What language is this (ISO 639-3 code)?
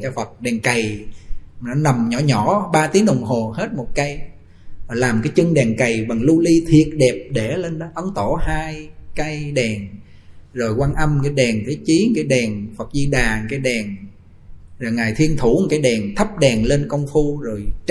vie